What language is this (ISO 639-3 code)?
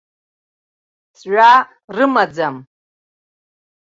abk